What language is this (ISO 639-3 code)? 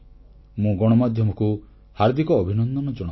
ori